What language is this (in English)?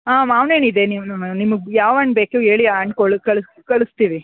Kannada